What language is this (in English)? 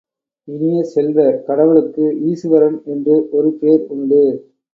Tamil